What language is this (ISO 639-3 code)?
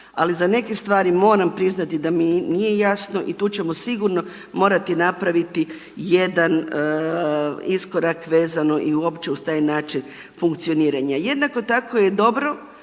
hrv